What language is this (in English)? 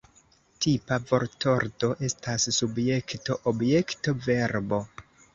Esperanto